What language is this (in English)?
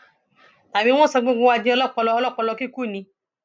Yoruba